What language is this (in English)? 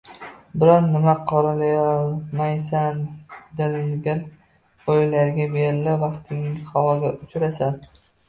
Uzbek